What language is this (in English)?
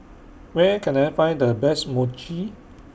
English